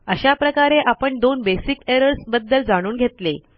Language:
Marathi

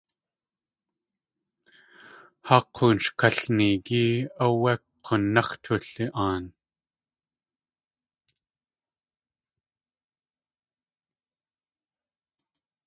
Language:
Tlingit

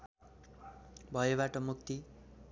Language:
Nepali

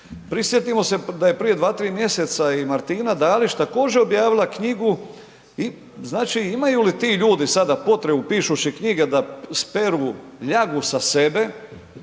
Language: Croatian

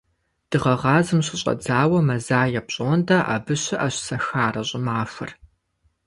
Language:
Kabardian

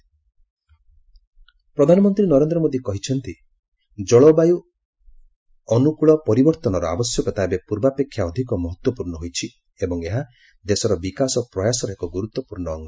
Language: Odia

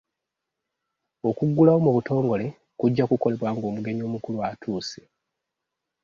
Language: Ganda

